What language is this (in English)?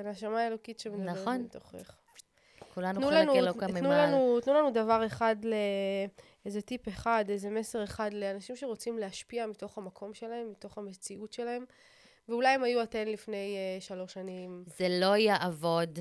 Hebrew